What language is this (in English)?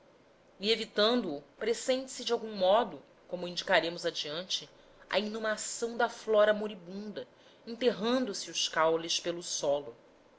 Portuguese